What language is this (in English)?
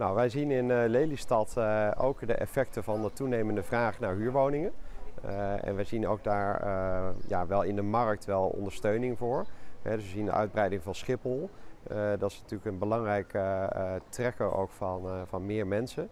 Dutch